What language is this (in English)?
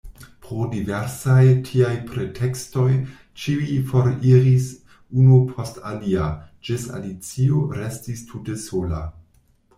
Esperanto